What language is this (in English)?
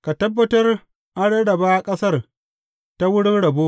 Hausa